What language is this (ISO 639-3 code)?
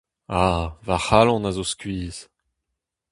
bre